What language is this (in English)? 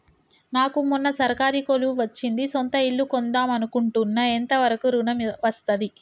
Telugu